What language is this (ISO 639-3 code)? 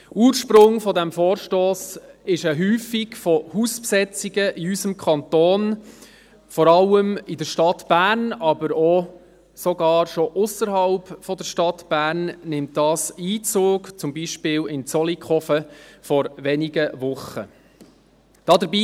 gsw